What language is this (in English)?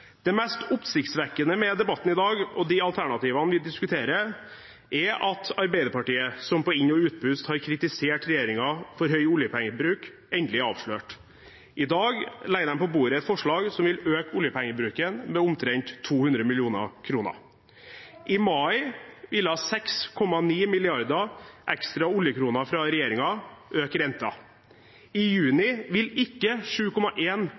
Norwegian Bokmål